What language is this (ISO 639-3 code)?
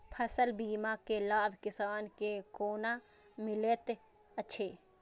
mai